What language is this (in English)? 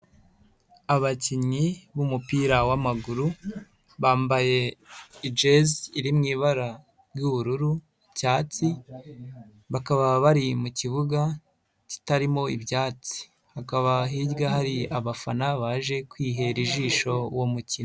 Kinyarwanda